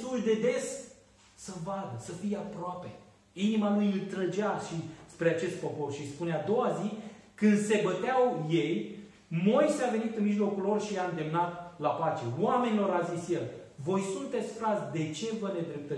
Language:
Romanian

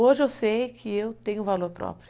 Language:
Portuguese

